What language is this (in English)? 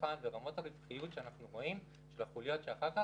Hebrew